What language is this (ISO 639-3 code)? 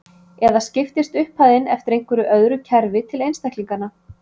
isl